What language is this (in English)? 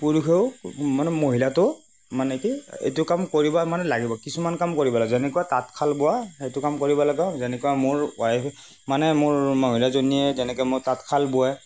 Assamese